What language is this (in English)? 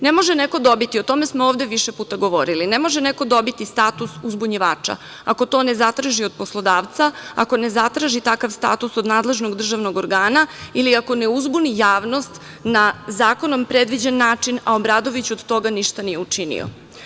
Serbian